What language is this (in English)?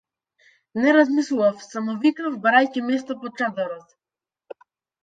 Macedonian